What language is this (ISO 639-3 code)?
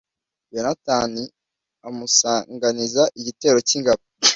kin